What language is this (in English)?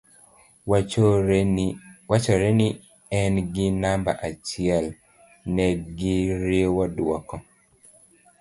Luo (Kenya and Tanzania)